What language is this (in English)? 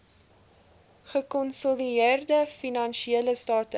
Afrikaans